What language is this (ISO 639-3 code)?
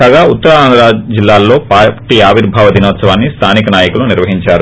tel